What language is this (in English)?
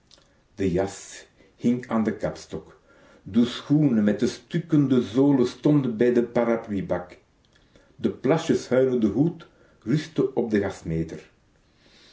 Dutch